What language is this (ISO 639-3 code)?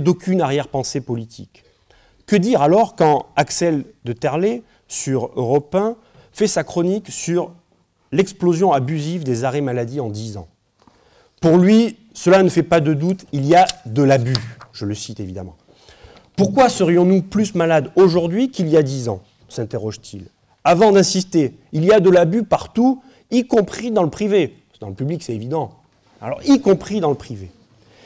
fra